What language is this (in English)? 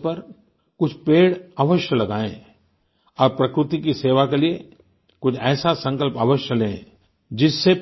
Hindi